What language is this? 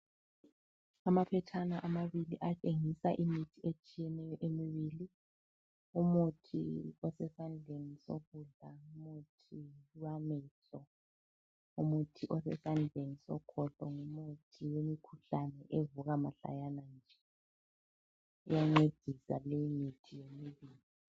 North Ndebele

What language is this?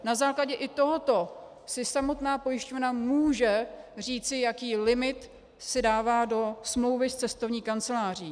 Czech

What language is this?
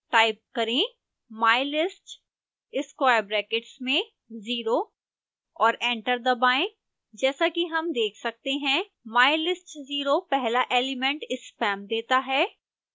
Hindi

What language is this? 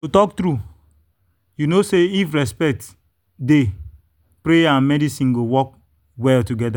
Nigerian Pidgin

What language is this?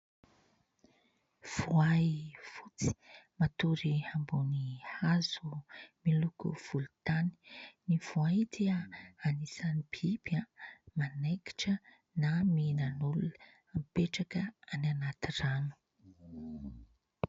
Malagasy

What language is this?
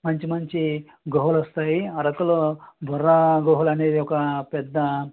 Telugu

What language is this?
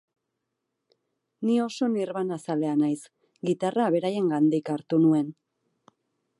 Basque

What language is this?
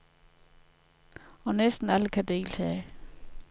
Danish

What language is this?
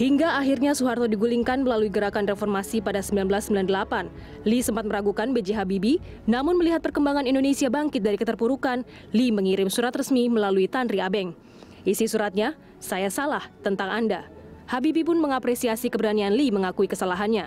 Indonesian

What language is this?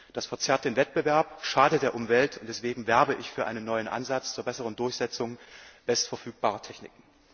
German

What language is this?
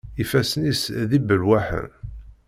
Kabyle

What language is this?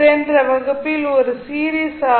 Tamil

